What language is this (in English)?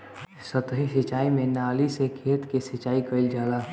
Bhojpuri